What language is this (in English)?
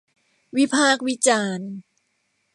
Thai